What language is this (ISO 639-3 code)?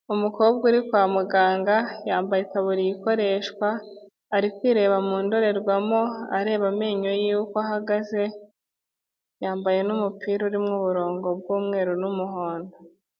kin